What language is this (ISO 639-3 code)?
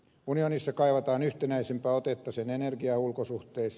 fin